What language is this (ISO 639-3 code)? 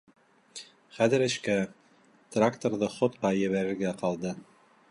bak